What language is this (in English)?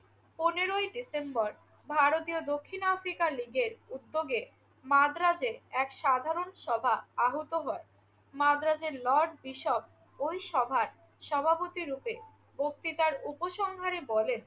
Bangla